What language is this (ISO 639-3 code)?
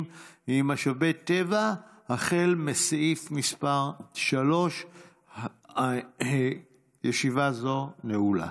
heb